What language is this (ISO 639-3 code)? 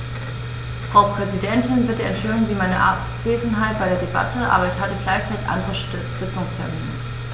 deu